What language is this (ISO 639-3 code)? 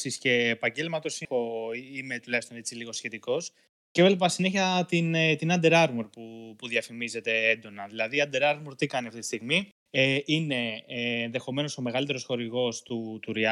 ell